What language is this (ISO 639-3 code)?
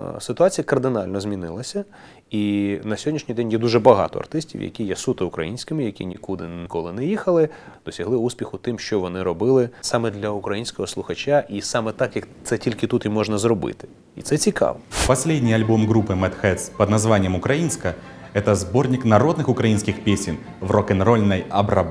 rus